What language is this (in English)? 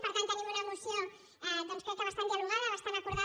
Catalan